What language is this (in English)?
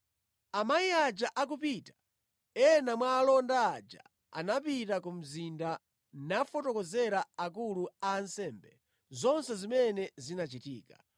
Nyanja